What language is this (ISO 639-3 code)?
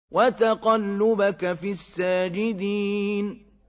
ara